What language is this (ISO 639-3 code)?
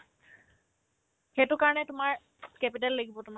asm